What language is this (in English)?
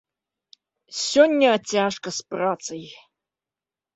Belarusian